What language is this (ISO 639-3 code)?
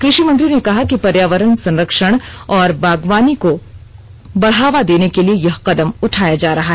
hin